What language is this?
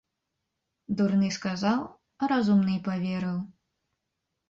Belarusian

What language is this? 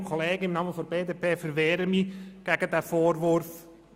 Swiss German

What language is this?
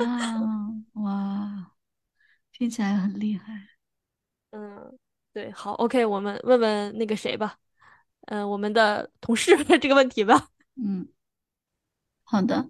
Chinese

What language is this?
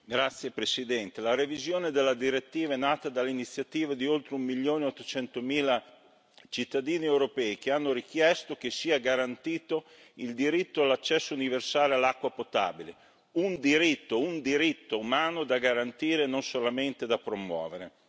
Italian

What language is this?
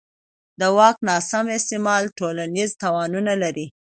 Pashto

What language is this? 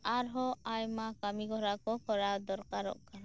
Santali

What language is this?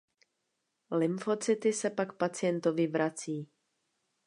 Czech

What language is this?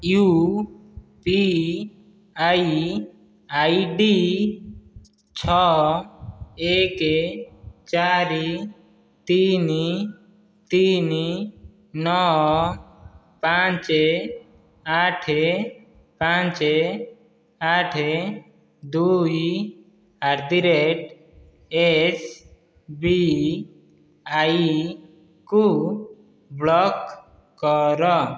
Odia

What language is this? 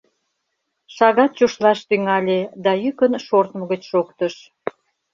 Mari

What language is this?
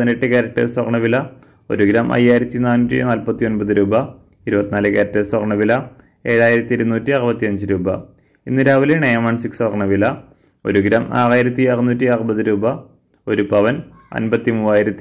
Malayalam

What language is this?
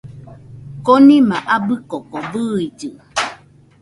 Nüpode Huitoto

